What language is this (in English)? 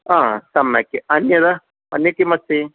Sanskrit